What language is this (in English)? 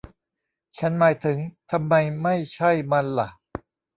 Thai